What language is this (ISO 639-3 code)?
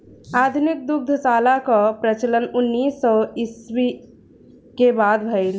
bho